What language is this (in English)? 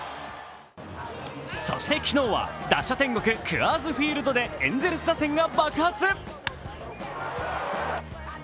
Japanese